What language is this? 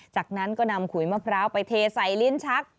Thai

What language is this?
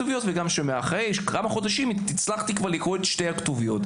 Hebrew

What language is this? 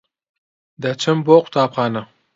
Central Kurdish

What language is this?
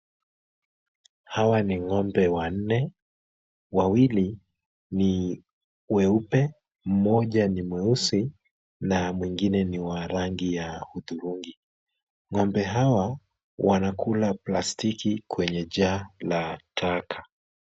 Swahili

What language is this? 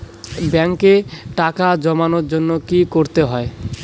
Bangla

